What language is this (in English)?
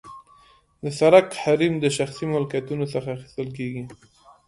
Pashto